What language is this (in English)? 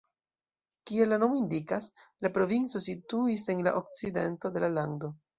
Esperanto